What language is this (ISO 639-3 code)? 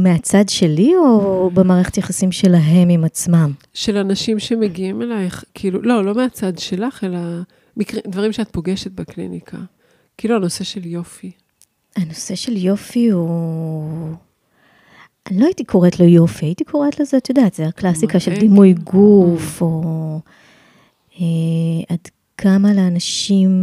heb